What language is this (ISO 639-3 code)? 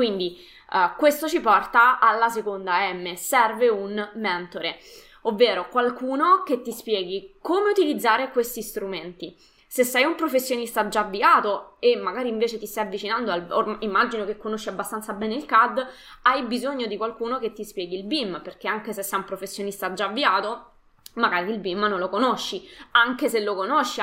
ita